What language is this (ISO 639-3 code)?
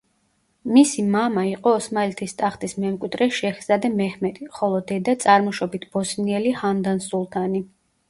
kat